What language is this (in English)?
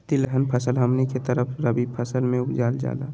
Magahi